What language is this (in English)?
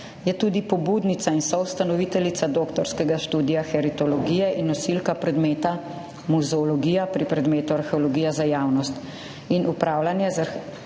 Slovenian